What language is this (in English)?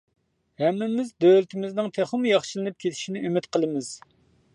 Uyghur